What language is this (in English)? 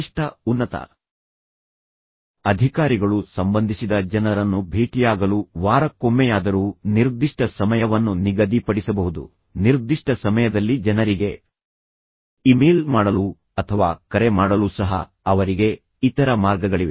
Kannada